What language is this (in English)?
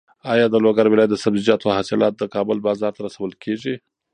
Pashto